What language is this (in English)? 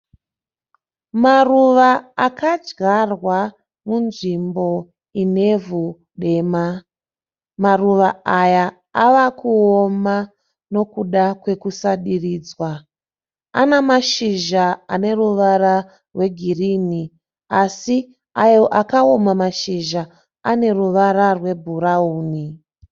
Shona